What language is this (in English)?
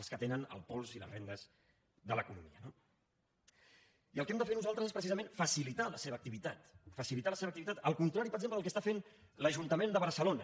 Catalan